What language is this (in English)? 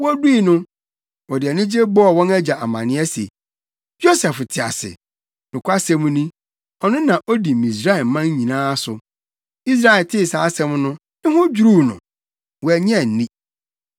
Akan